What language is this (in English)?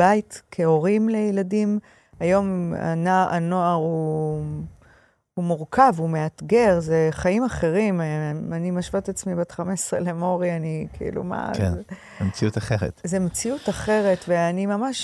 Hebrew